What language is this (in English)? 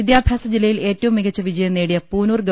Malayalam